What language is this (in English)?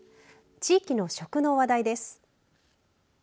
Japanese